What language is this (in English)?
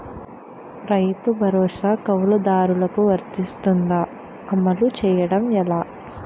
Telugu